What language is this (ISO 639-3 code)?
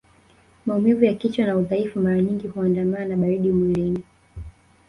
swa